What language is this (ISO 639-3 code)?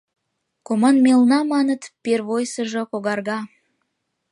chm